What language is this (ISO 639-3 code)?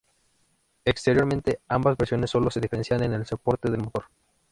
spa